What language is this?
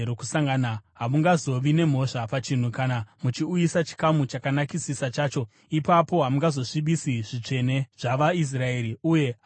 Shona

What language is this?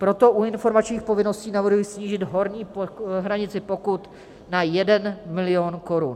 Czech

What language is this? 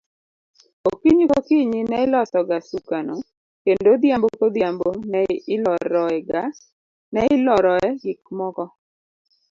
Luo (Kenya and Tanzania)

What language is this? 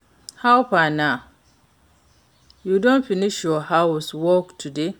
Nigerian Pidgin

